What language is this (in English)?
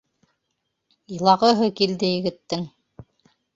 Bashkir